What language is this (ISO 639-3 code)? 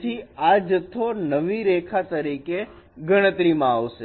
guj